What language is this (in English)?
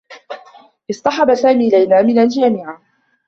Arabic